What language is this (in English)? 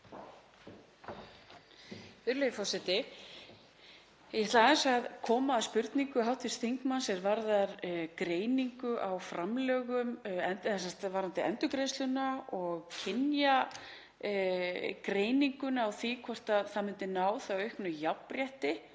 Icelandic